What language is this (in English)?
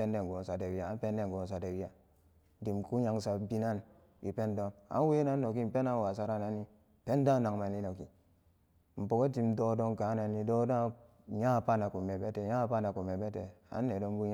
Samba Daka